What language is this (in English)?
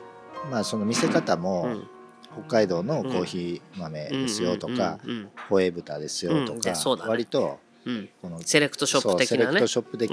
Japanese